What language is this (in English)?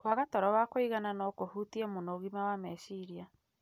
Kikuyu